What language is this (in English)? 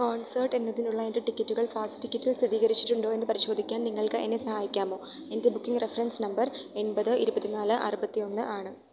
Malayalam